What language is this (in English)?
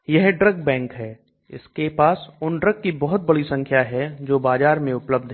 Hindi